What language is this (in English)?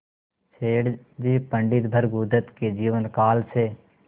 Hindi